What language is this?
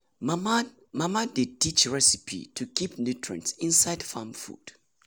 Nigerian Pidgin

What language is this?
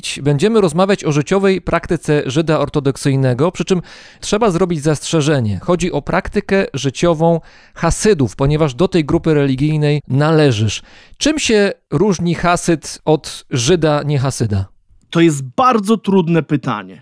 Polish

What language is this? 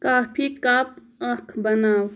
Kashmiri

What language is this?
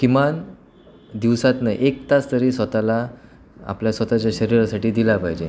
Marathi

